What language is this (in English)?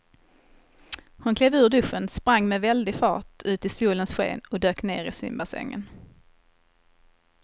Swedish